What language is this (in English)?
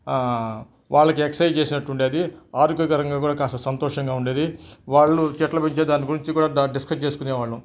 Telugu